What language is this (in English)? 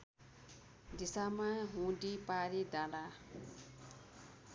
Nepali